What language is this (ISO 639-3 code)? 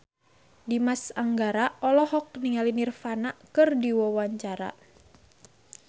sun